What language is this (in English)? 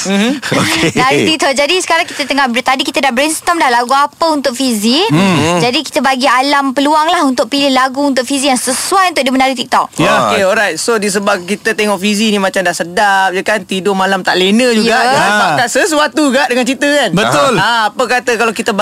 Malay